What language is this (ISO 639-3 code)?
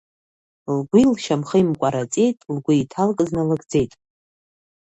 abk